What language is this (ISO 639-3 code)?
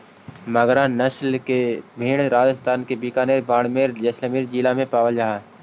mag